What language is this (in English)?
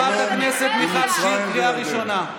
Hebrew